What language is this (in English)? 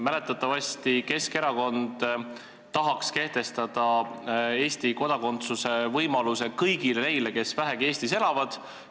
Estonian